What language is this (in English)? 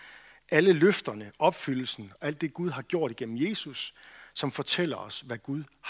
Danish